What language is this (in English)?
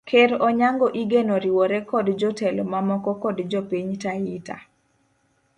Luo (Kenya and Tanzania)